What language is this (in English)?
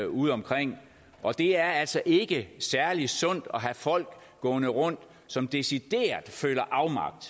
Danish